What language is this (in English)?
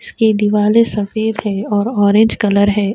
Urdu